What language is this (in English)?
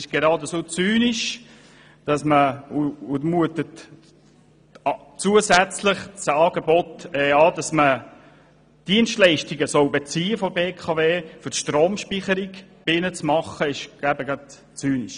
Swiss German